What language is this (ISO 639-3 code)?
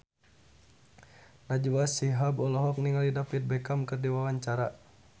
sun